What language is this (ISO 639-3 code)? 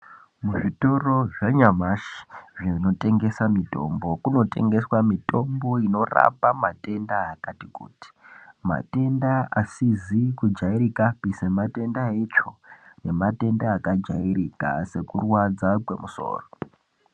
ndc